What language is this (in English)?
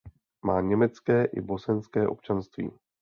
Czech